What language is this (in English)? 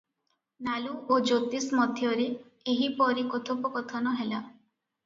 Odia